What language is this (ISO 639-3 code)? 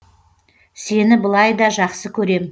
kaz